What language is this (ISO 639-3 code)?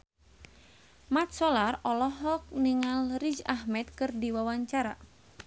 sun